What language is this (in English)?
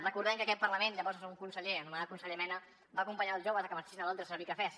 Catalan